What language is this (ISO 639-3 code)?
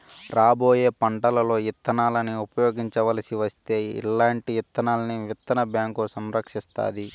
tel